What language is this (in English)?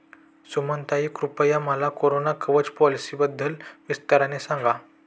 Marathi